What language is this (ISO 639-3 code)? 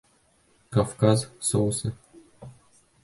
bak